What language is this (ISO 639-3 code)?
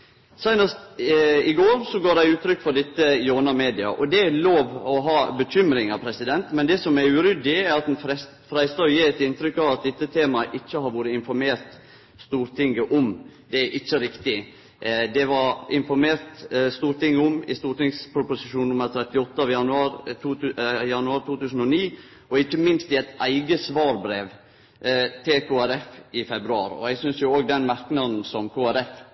nno